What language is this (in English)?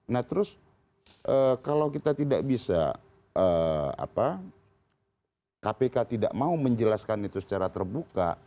Indonesian